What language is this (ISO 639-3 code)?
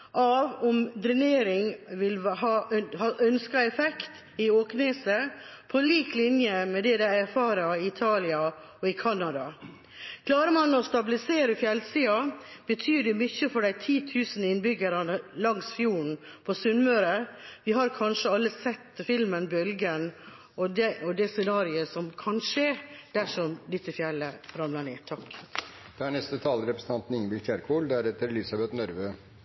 nob